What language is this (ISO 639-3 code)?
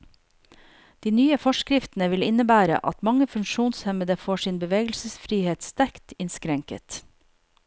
nor